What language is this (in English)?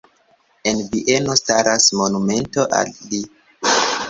Esperanto